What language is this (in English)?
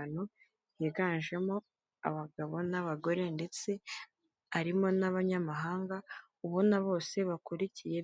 Kinyarwanda